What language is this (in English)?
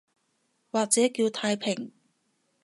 Cantonese